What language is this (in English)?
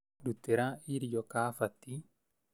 Kikuyu